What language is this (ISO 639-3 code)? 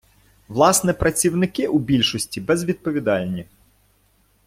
ukr